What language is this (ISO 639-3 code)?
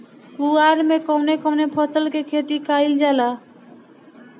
bho